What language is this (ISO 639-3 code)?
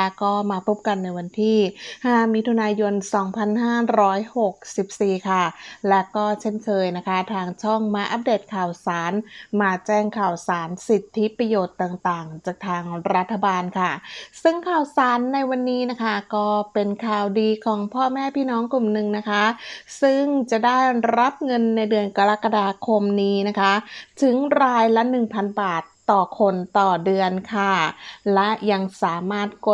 tha